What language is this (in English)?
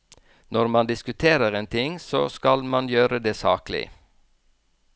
Norwegian